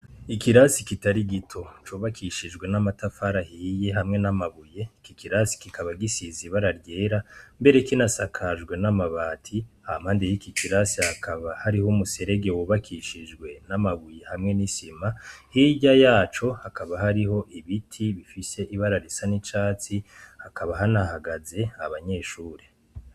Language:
Rundi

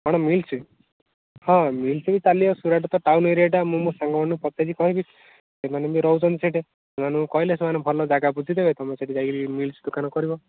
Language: Odia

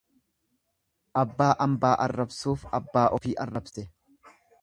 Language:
Oromo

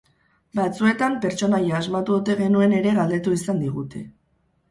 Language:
Basque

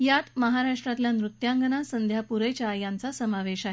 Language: Marathi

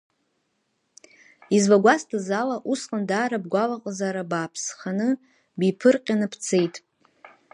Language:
Abkhazian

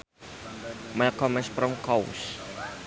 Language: Sundanese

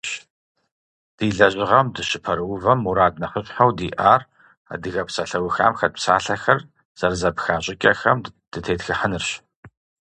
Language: Kabardian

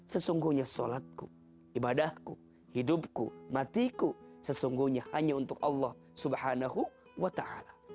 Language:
Indonesian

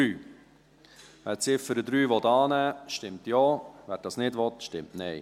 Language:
Swiss German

